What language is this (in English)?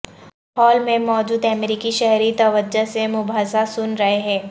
Urdu